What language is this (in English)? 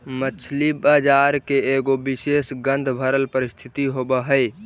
Magahi